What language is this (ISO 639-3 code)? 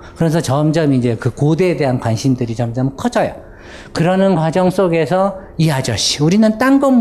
kor